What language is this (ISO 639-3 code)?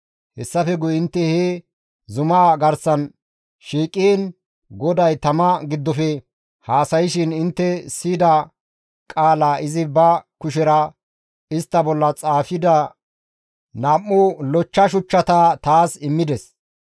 gmv